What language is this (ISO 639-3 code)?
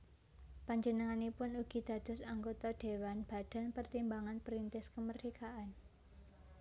jav